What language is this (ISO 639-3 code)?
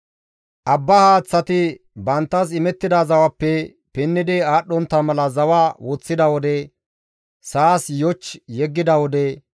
gmv